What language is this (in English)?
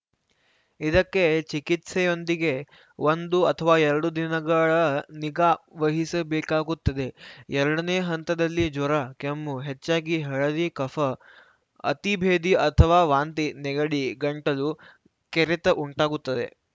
Kannada